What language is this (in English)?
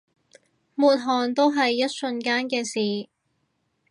Cantonese